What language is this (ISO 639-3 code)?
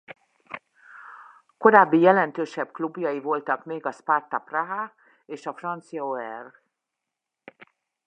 hun